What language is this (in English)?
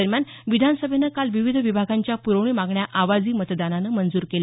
Marathi